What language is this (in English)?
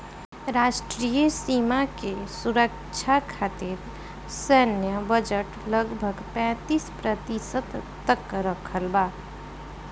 Bhojpuri